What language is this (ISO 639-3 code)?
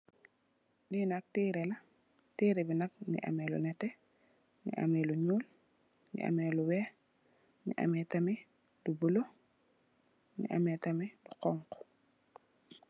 wol